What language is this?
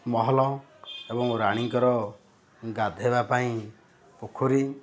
Odia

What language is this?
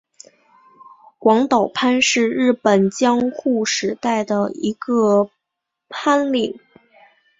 Chinese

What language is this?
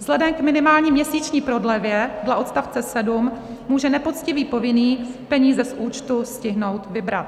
Czech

